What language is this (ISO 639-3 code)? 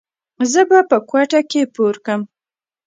pus